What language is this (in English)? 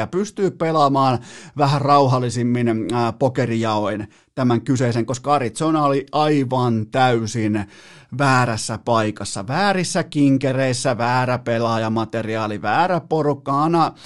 Finnish